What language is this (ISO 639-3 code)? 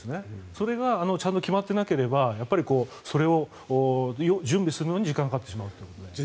jpn